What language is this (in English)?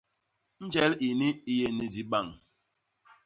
Basaa